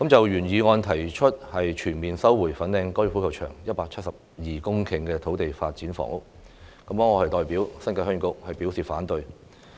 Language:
Cantonese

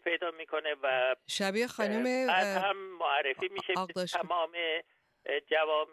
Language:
Persian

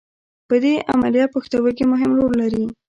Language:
Pashto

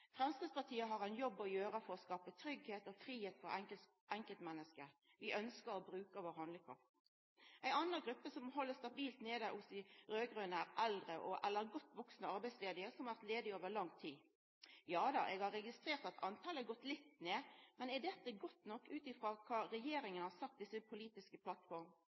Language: Norwegian Nynorsk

